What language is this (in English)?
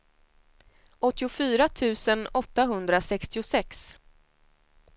Swedish